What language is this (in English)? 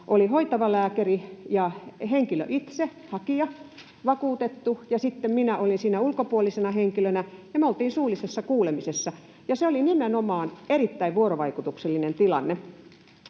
Finnish